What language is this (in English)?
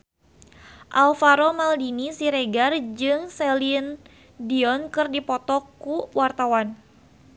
Sundanese